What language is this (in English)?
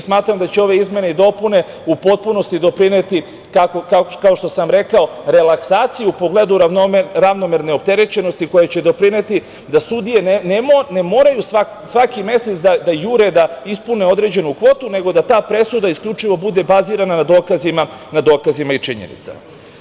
Serbian